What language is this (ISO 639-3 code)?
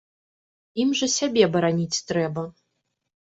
bel